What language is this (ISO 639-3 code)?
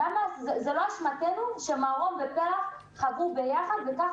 heb